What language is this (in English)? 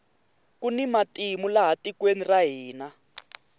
Tsonga